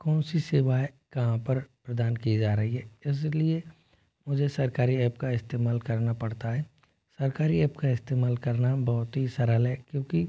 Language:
Hindi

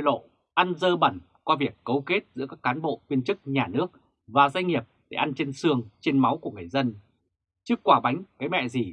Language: Vietnamese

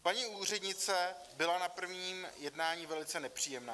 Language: Czech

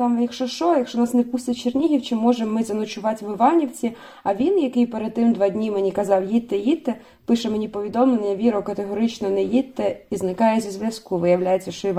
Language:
Ukrainian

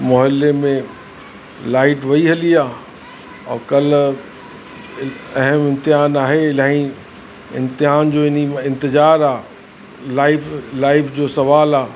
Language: Sindhi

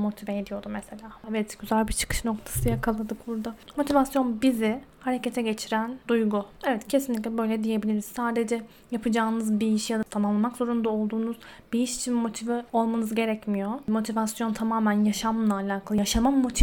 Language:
Turkish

